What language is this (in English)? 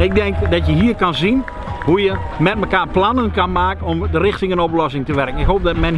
Dutch